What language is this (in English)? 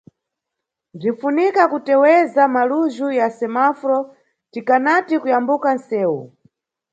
Nyungwe